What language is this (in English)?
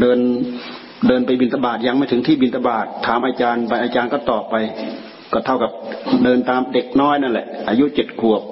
Thai